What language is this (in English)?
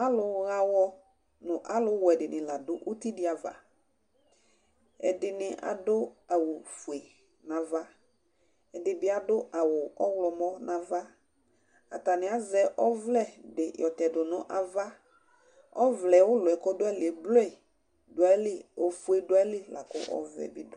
Ikposo